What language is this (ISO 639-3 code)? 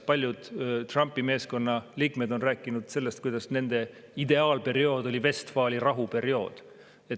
est